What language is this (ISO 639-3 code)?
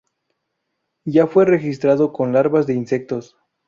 spa